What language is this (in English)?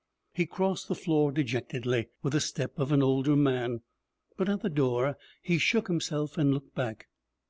English